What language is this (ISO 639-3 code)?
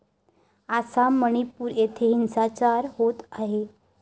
mar